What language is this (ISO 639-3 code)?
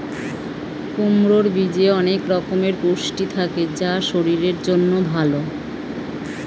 ben